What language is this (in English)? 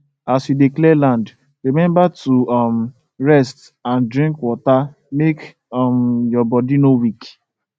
Nigerian Pidgin